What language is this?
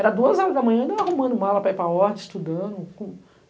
Portuguese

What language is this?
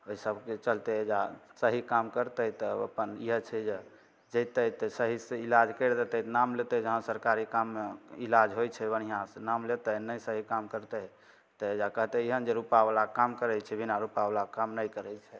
Maithili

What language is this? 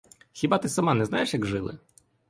Ukrainian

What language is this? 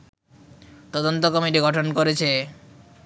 Bangla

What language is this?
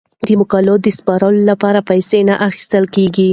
Pashto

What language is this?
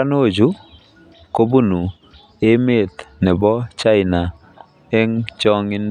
Kalenjin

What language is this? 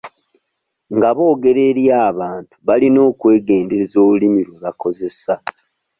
Ganda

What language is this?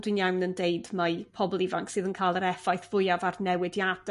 Welsh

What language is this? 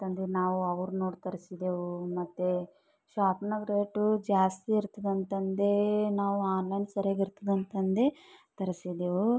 Kannada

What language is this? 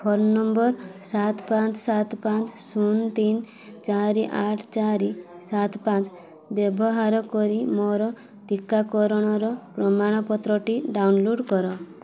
Odia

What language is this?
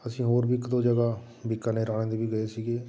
Punjabi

